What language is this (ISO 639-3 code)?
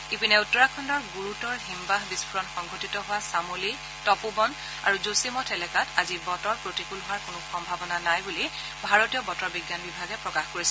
asm